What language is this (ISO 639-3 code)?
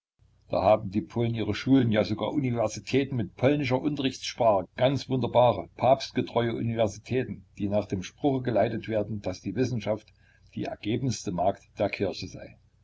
deu